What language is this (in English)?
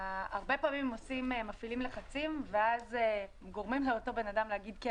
Hebrew